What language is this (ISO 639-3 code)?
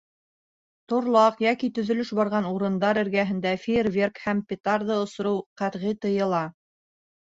bak